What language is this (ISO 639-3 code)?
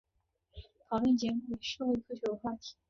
zho